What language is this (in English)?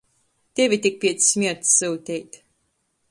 Latgalian